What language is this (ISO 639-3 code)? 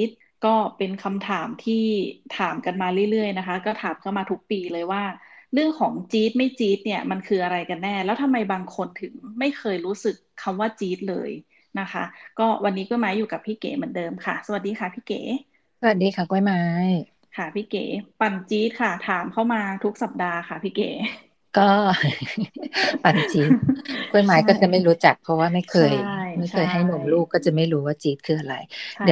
tha